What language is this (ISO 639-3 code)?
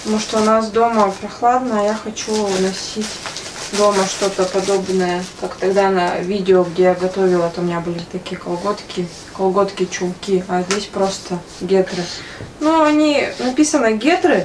rus